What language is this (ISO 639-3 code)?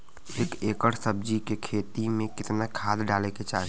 bho